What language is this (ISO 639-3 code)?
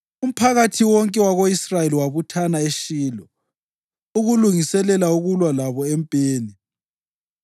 nde